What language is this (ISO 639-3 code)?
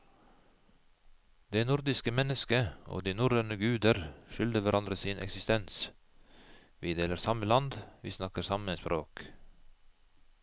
nor